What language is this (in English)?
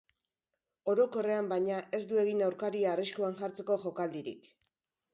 Basque